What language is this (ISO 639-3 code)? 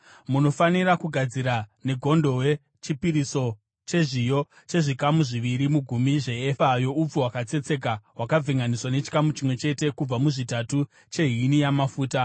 sna